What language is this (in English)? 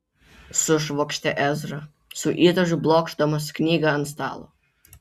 Lithuanian